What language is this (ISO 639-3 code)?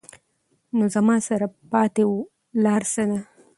pus